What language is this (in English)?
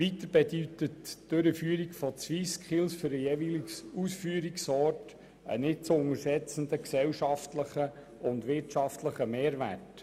Swiss German